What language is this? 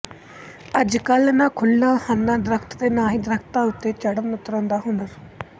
Punjabi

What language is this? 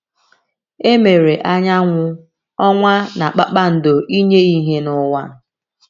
Igbo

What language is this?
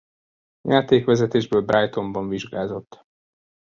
Hungarian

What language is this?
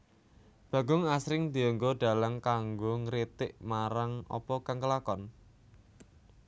Javanese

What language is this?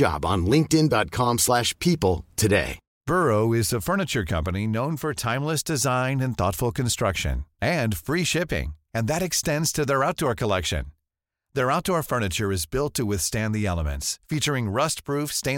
Swedish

